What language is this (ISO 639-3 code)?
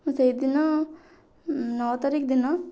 ori